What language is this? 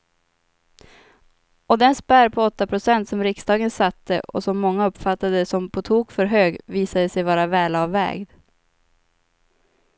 Swedish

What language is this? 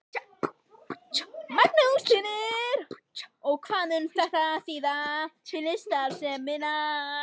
Icelandic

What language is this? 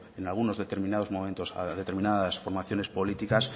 Spanish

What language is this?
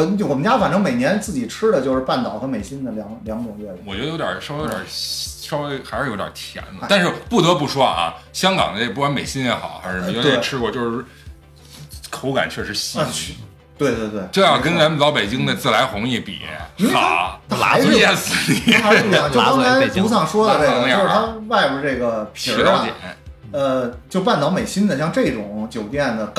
Chinese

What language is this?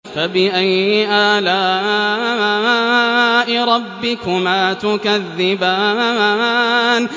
Arabic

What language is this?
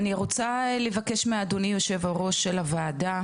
Hebrew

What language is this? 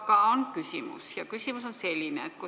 Estonian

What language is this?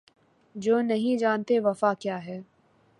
Urdu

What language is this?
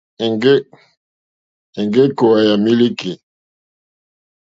Mokpwe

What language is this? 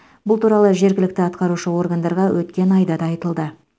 Kazakh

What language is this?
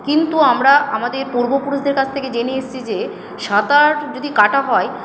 Bangla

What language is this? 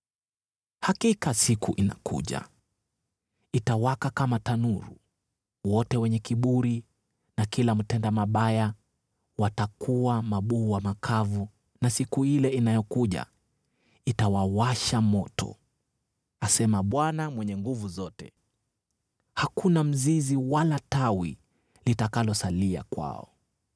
Swahili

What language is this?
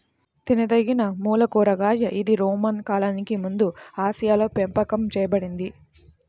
Telugu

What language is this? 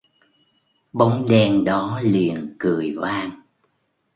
Vietnamese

